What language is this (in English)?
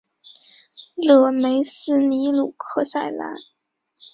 Chinese